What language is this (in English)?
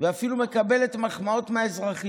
Hebrew